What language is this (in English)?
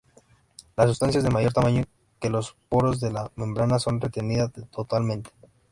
Spanish